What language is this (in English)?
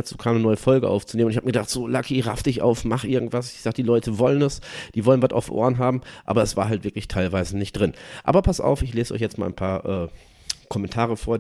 German